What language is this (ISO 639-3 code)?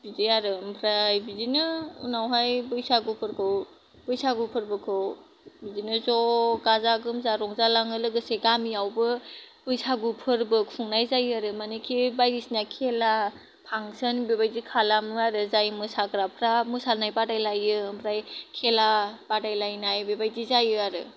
brx